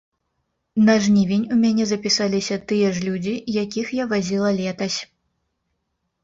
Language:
Belarusian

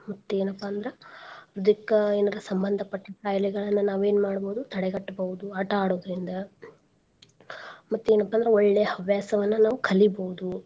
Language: Kannada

